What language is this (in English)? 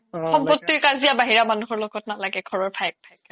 Assamese